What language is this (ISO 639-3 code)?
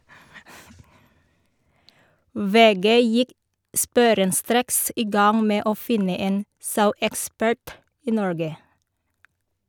nor